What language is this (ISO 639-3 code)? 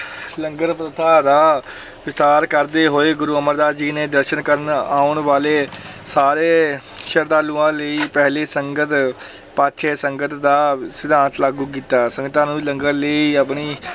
pan